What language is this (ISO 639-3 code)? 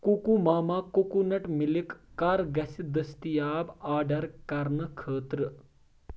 kas